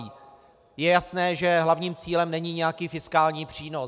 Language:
Czech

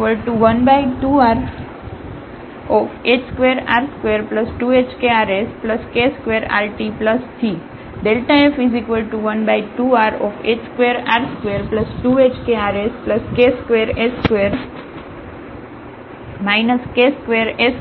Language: Gujarati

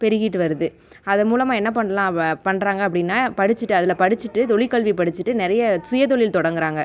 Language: Tamil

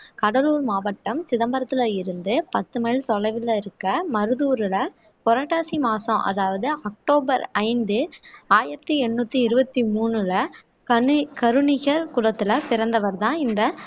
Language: Tamil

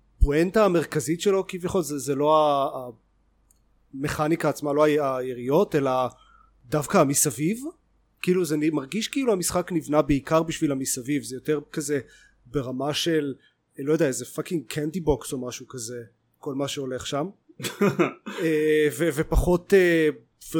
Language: Hebrew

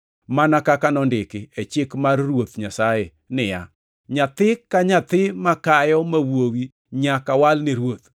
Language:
Luo (Kenya and Tanzania)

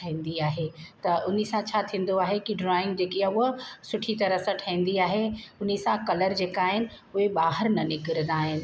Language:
Sindhi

